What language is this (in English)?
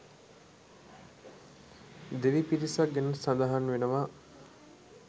Sinhala